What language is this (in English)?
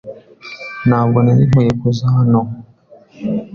Kinyarwanda